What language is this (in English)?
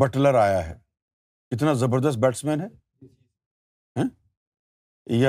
Urdu